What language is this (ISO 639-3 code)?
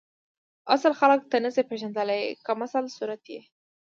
pus